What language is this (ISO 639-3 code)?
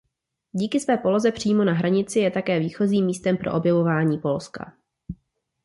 ces